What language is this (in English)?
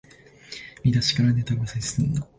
Japanese